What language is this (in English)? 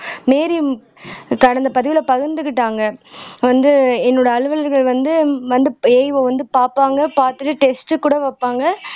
Tamil